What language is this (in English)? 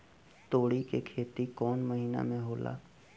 Bhojpuri